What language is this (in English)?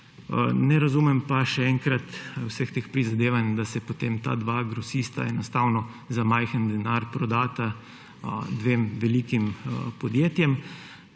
Slovenian